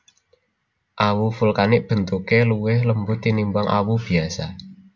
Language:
Javanese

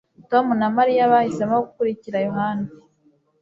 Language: Kinyarwanda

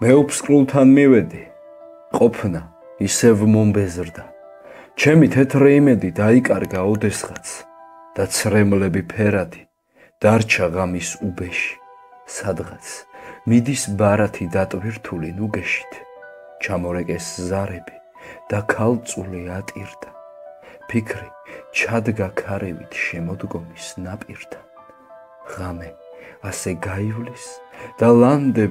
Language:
Italian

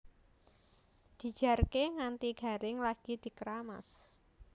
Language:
Javanese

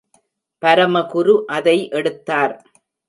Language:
Tamil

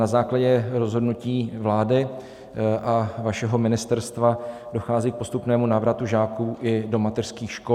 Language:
Czech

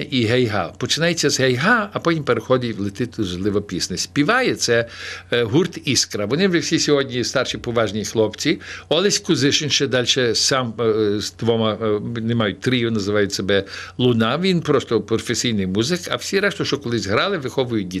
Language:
Ukrainian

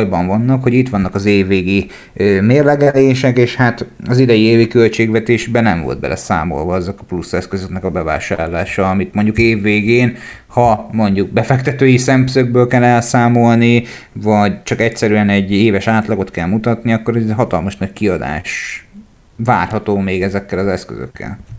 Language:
Hungarian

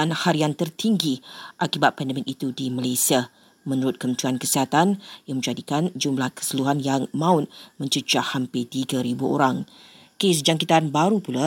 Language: Malay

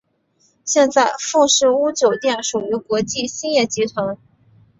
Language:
Chinese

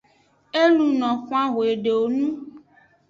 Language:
Aja (Benin)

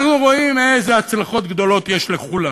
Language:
Hebrew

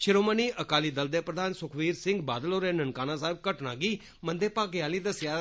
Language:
Dogri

